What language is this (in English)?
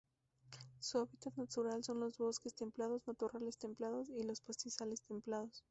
Spanish